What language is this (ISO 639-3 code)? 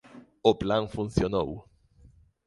glg